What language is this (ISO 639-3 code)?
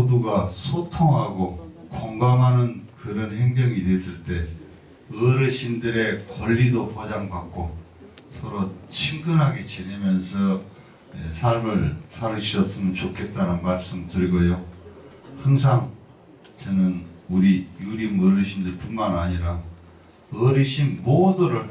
kor